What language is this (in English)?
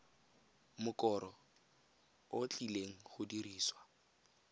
Tswana